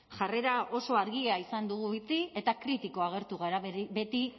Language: Basque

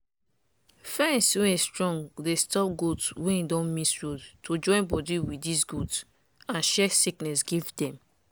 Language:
Nigerian Pidgin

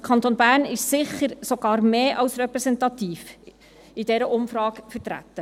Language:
Swiss German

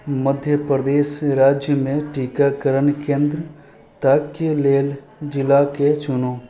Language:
Maithili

